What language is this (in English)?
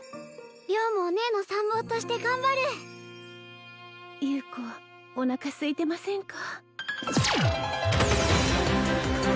Japanese